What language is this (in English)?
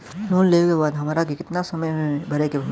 Bhojpuri